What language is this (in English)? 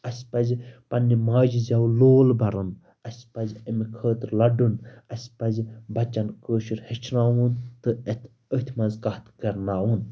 Kashmiri